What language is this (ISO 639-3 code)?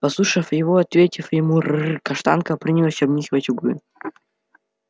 rus